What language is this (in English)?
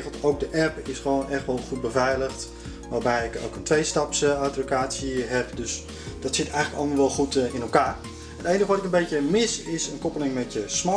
Dutch